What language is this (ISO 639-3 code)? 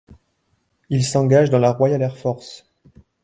fra